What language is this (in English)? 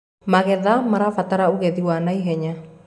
Kikuyu